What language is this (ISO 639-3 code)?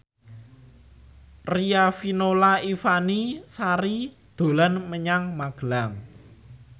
jav